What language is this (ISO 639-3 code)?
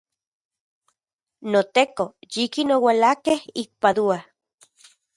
ncx